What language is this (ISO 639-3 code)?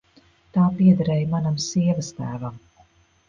lav